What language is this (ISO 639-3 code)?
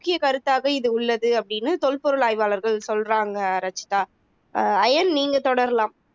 tam